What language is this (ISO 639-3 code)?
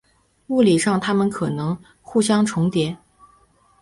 zho